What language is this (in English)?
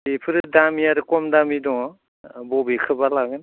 Bodo